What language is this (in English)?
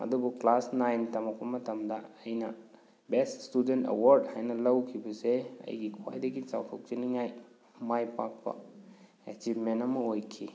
Manipuri